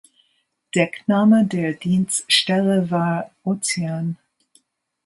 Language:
German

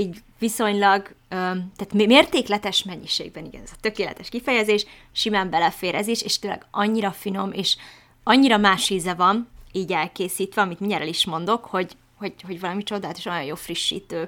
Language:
Hungarian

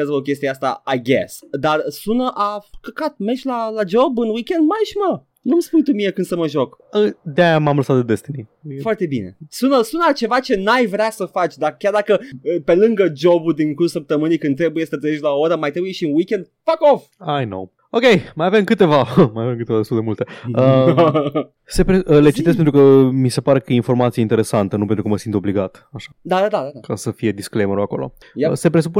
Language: Romanian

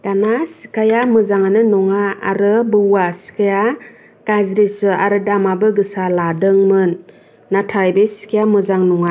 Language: Bodo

